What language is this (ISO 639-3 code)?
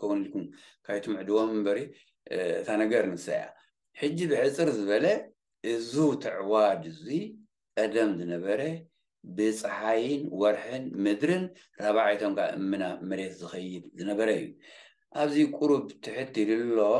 ara